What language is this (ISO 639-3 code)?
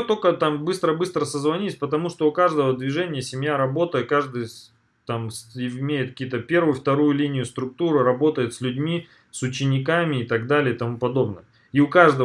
rus